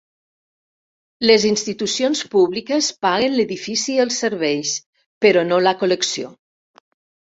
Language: Catalan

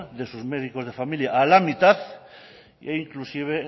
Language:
Spanish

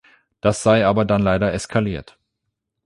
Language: German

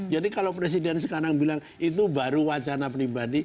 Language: Indonesian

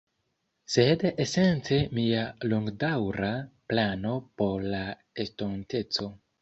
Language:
Esperanto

